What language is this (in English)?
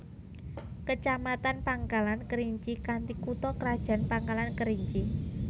Javanese